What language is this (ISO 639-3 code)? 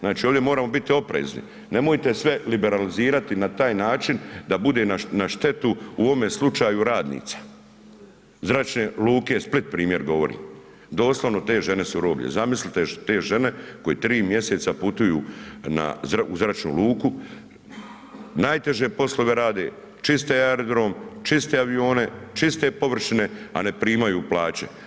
hrv